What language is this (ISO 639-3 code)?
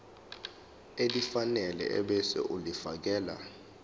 zul